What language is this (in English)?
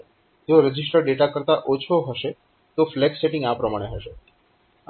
Gujarati